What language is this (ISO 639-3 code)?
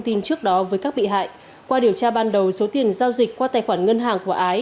vie